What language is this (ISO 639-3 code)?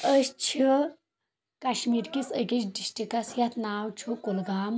kas